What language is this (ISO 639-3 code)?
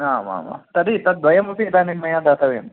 san